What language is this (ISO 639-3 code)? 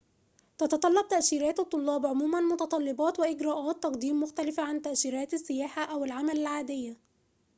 ara